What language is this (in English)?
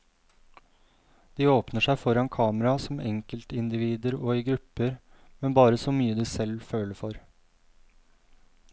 Norwegian